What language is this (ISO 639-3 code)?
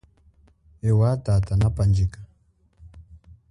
cjk